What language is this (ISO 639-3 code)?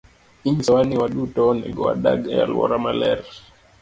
luo